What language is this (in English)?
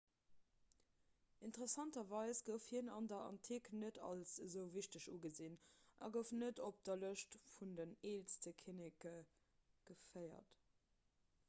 Luxembourgish